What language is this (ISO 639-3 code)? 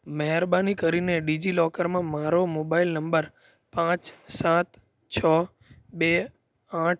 guj